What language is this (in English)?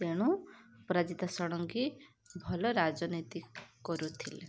Odia